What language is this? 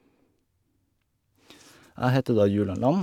Norwegian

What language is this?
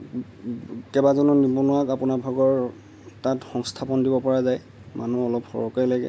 Assamese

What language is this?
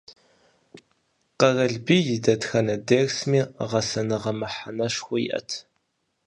Kabardian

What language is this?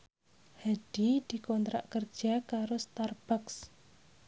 Javanese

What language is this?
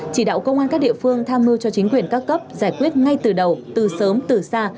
Vietnamese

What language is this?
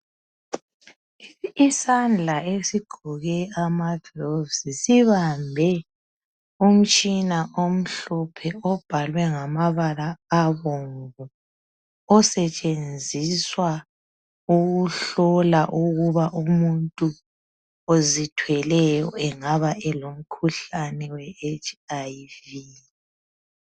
North Ndebele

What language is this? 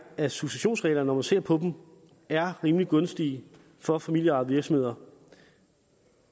Danish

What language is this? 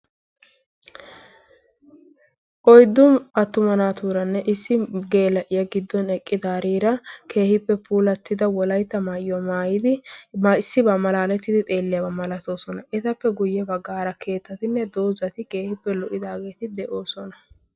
Wolaytta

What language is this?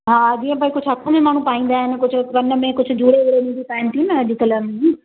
Sindhi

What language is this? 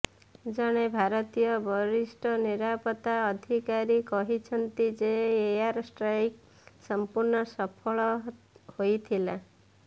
Odia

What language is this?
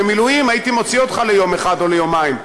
Hebrew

